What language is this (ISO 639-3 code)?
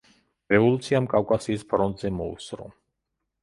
kat